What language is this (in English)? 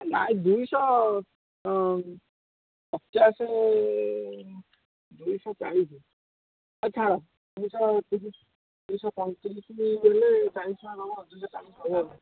Odia